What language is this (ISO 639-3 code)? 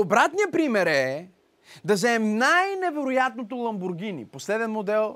bul